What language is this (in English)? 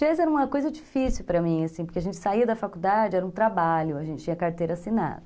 Portuguese